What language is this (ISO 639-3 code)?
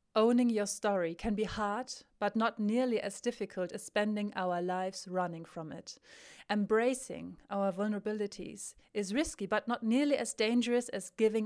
deu